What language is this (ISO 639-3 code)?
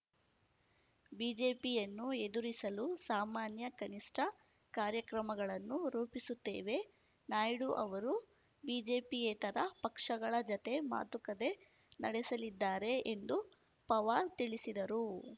kan